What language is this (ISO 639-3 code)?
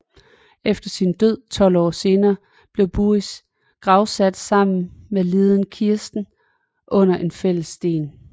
dan